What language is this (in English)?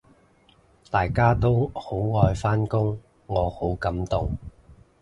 Cantonese